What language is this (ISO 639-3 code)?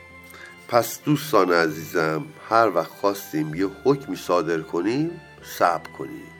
fas